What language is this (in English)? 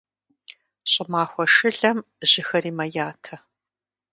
Kabardian